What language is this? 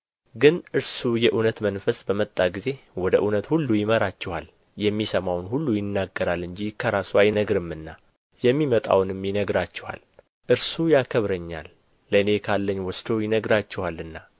Amharic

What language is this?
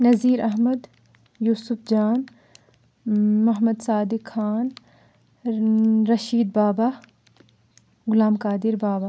Kashmiri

